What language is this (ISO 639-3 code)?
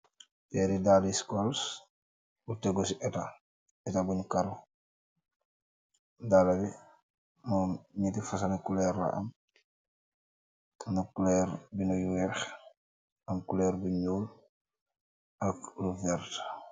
wol